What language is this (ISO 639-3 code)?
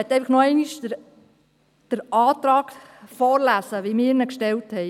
gsw